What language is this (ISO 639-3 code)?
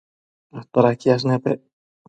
mcf